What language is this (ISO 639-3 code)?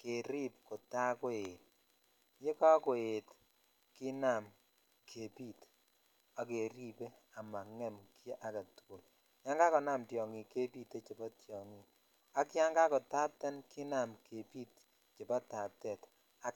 kln